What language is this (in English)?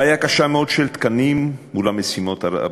Hebrew